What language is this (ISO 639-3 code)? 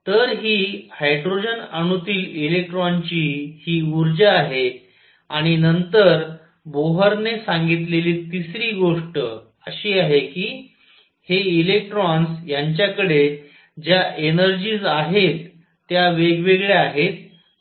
mar